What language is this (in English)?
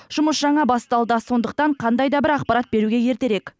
Kazakh